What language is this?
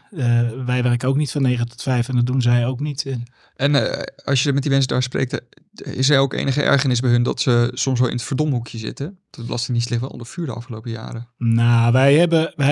Dutch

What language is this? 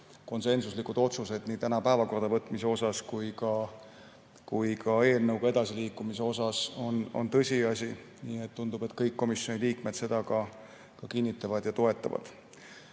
Estonian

